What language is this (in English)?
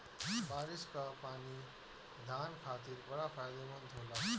Bhojpuri